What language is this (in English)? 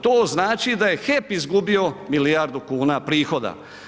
Croatian